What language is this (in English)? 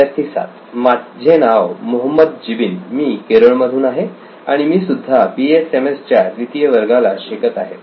Marathi